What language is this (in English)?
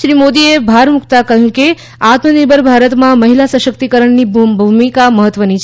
Gujarati